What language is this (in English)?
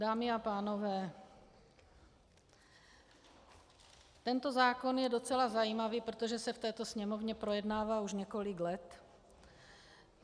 Czech